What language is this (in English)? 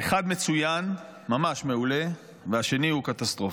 Hebrew